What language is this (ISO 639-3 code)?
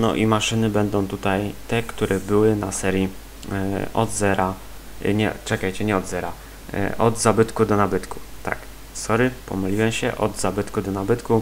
pol